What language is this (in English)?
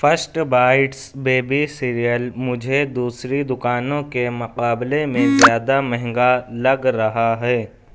Urdu